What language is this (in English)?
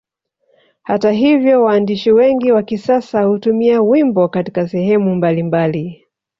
Swahili